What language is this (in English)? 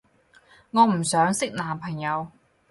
Cantonese